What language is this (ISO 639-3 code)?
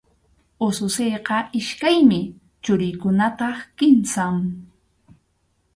qxu